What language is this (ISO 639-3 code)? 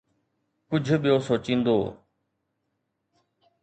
snd